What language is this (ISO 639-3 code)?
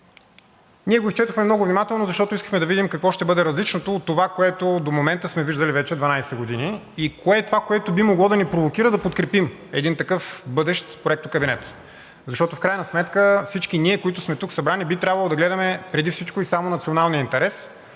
bul